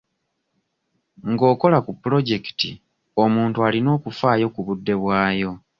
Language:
Ganda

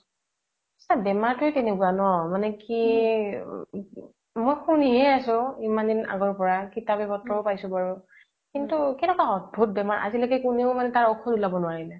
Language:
Assamese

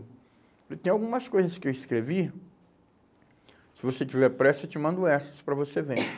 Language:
Portuguese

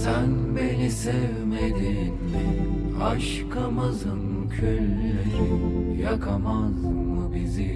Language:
Turkish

